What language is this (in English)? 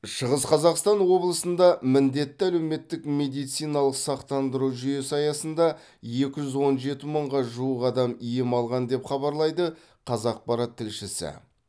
Kazakh